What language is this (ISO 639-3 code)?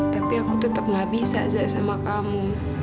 ind